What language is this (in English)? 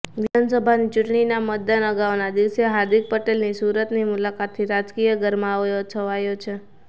Gujarati